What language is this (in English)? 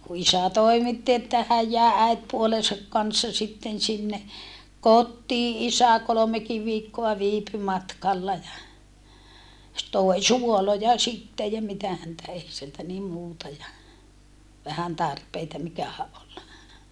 Finnish